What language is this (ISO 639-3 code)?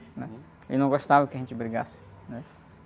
por